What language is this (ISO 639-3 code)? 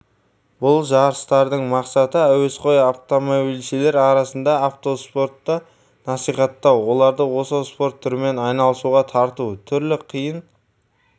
kaz